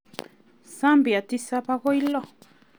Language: Kalenjin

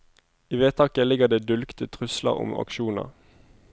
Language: Norwegian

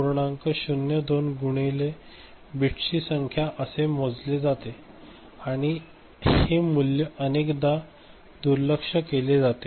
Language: Marathi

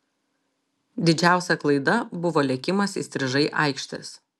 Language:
Lithuanian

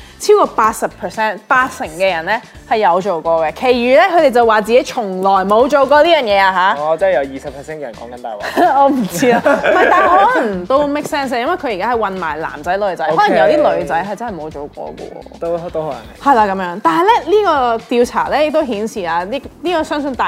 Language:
Chinese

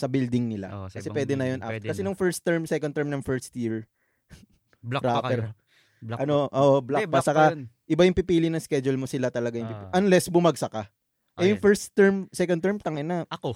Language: Filipino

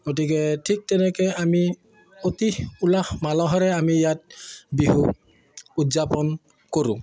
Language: Assamese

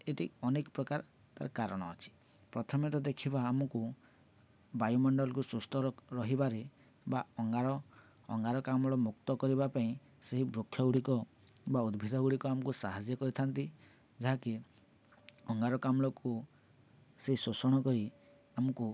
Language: Odia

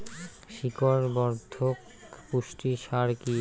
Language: Bangla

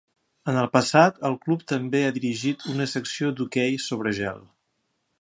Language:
Catalan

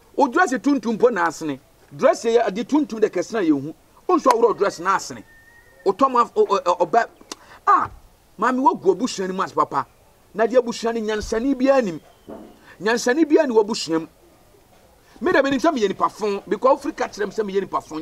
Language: English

